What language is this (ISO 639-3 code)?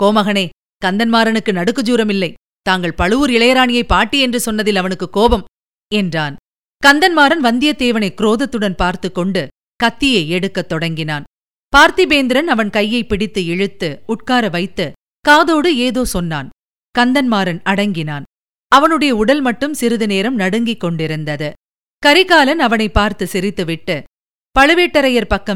tam